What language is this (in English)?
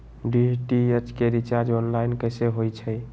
Magahi